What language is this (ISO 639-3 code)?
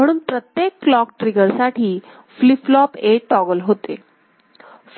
mar